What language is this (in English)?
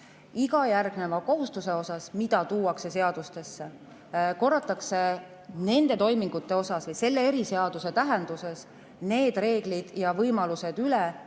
Estonian